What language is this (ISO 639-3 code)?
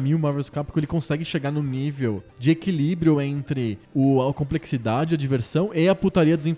por